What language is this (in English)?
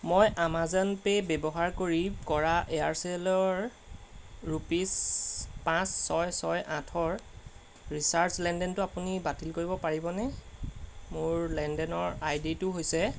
Assamese